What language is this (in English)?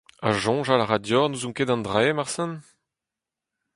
Breton